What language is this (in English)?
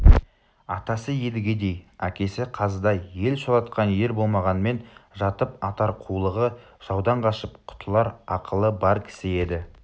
Kazakh